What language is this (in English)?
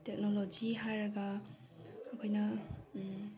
Manipuri